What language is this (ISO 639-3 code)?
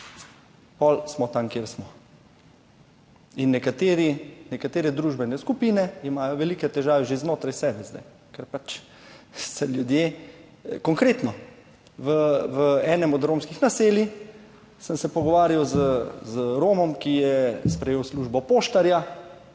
slv